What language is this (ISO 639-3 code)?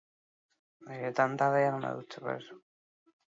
eus